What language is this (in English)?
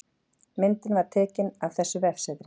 Icelandic